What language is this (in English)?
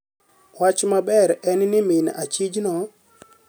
Luo (Kenya and Tanzania)